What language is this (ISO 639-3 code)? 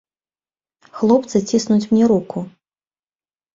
bel